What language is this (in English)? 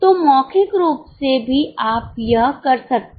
Hindi